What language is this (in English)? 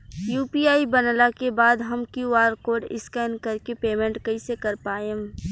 Bhojpuri